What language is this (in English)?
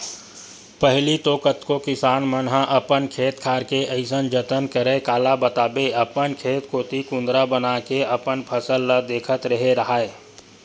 Chhattisgarhi